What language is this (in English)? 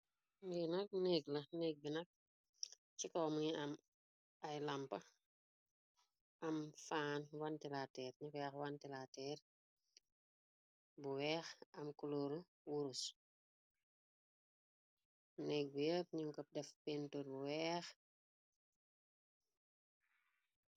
Wolof